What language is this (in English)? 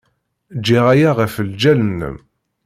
Kabyle